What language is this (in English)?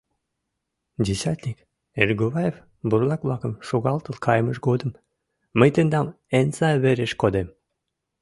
Mari